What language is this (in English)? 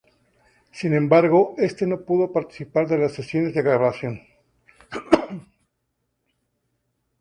Spanish